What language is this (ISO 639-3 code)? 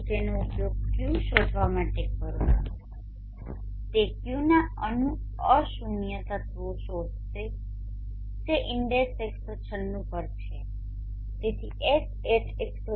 guj